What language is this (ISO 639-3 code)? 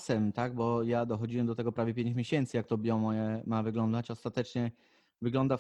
pol